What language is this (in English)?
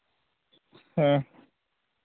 Santali